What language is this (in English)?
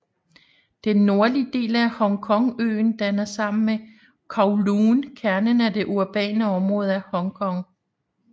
Danish